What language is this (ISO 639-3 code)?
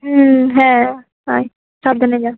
ben